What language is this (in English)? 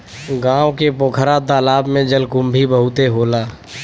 Bhojpuri